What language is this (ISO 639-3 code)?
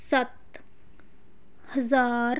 pan